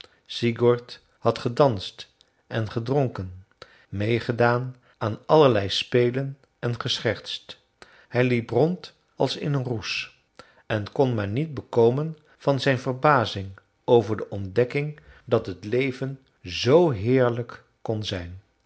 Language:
Dutch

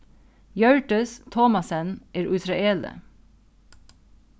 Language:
Faroese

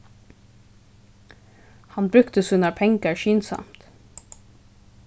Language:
Faroese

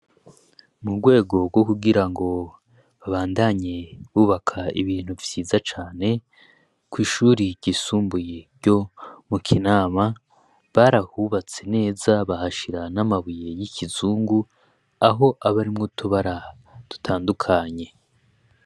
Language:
Rundi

